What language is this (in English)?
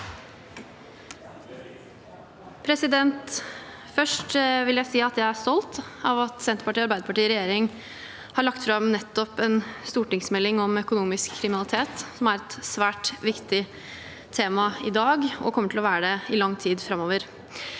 Norwegian